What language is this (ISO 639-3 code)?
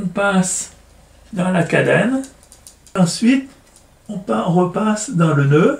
fra